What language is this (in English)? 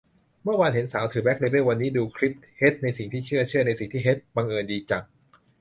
Thai